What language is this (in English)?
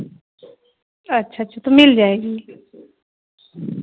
Urdu